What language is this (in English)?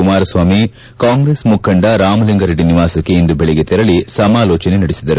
Kannada